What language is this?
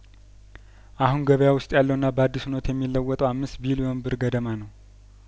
Amharic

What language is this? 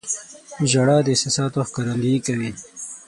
Pashto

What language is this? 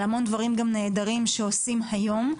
Hebrew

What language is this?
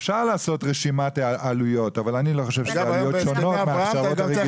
Hebrew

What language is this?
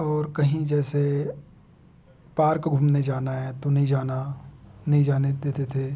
Hindi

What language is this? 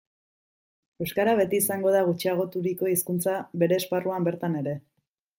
Basque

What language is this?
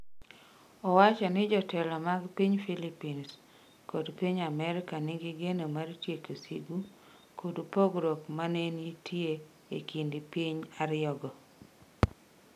Luo (Kenya and Tanzania)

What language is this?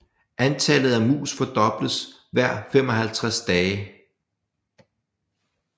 Danish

